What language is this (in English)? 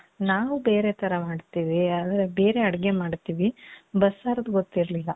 Kannada